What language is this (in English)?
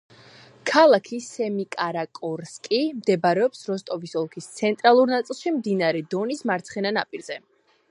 Georgian